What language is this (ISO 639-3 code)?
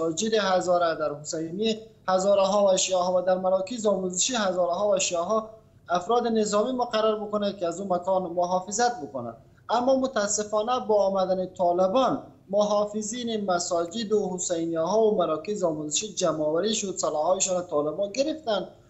fas